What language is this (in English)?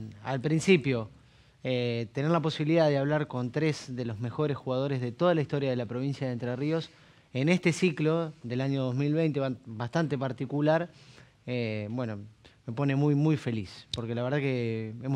Spanish